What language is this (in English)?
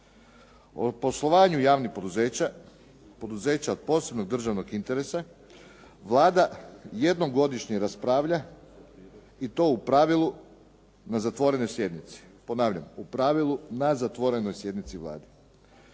Croatian